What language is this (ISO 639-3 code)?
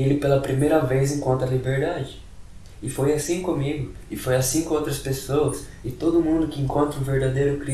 por